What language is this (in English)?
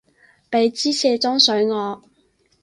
Cantonese